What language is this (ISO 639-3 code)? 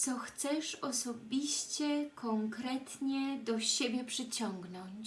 pol